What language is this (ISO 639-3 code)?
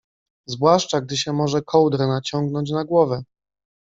pol